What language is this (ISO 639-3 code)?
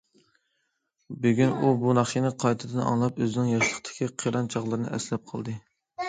uig